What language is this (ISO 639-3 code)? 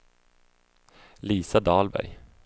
swe